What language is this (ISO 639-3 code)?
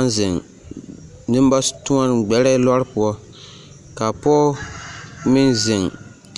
dga